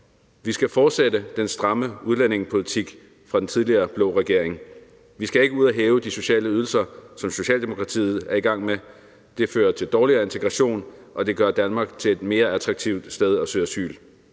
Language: Danish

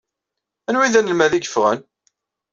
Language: Kabyle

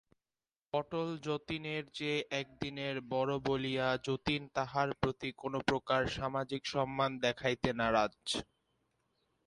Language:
Bangla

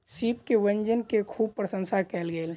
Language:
Maithili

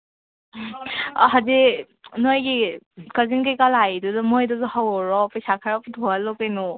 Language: Manipuri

